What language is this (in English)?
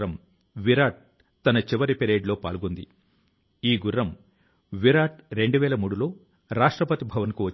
Telugu